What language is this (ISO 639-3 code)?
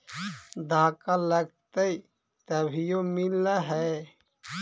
mag